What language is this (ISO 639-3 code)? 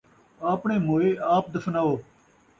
skr